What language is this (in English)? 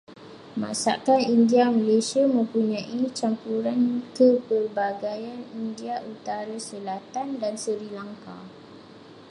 Malay